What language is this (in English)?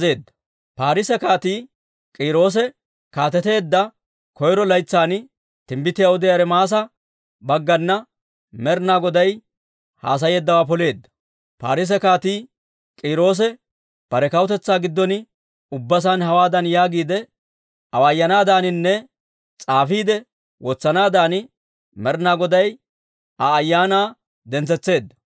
Dawro